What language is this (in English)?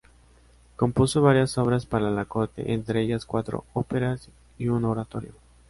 Spanish